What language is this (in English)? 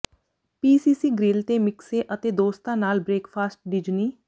Punjabi